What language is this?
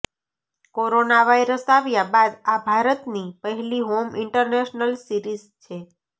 Gujarati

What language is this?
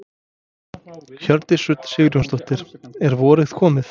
Icelandic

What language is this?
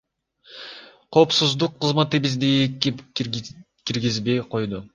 Kyrgyz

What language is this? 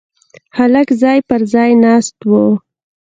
Pashto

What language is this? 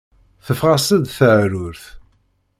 Kabyle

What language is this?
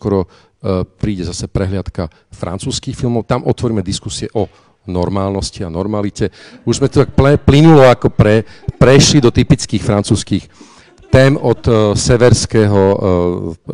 Slovak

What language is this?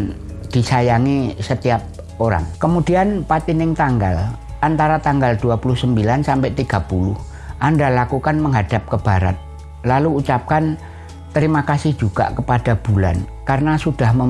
Indonesian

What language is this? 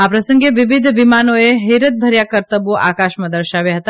Gujarati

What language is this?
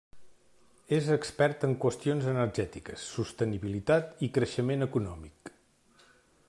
Catalan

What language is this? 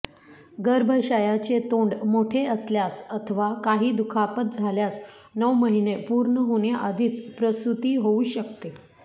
Marathi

